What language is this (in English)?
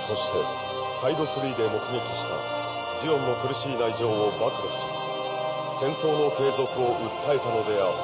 Japanese